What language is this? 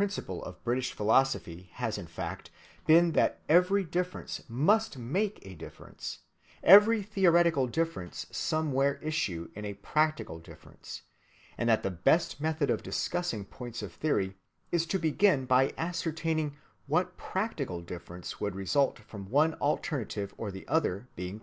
English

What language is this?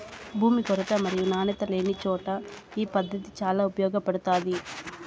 Telugu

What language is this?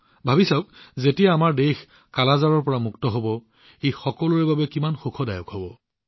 Assamese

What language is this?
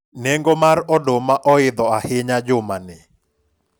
Luo (Kenya and Tanzania)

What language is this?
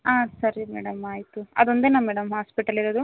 Kannada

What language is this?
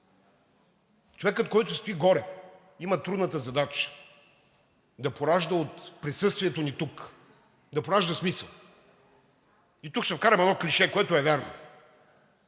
Bulgarian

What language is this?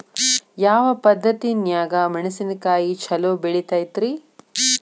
Kannada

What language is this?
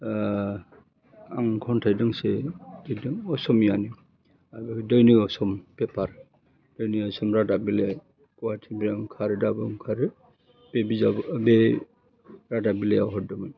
Bodo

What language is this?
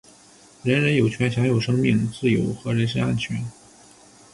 Chinese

